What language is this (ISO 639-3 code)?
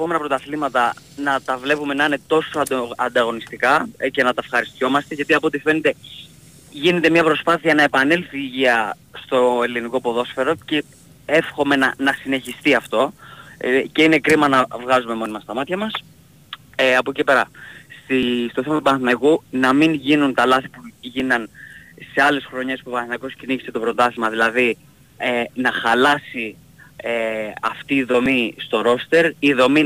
ell